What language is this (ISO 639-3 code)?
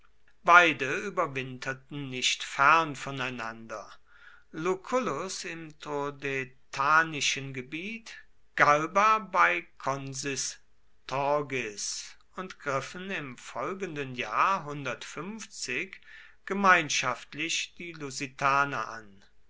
deu